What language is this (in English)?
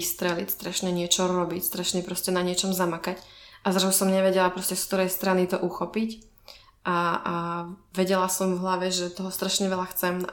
Czech